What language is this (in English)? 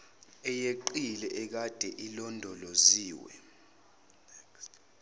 Zulu